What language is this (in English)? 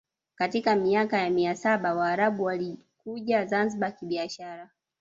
Swahili